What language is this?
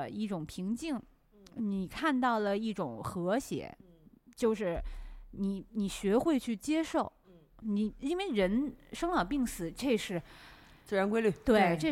Chinese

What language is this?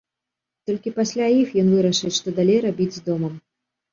Belarusian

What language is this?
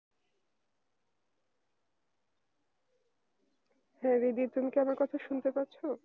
Bangla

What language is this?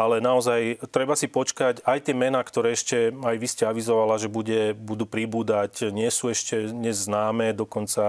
Slovak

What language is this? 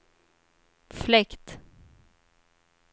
Swedish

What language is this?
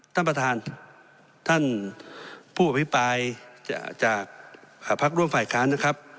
Thai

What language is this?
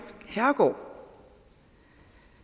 Danish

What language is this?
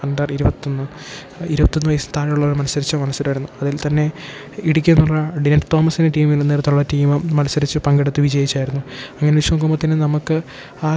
Malayalam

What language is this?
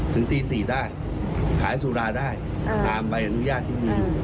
Thai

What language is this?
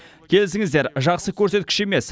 Kazakh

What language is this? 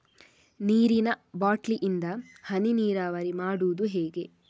Kannada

